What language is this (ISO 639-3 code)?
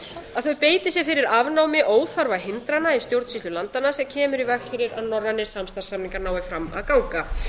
isl